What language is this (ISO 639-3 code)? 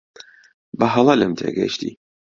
ckb